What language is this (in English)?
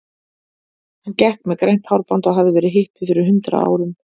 Icelandic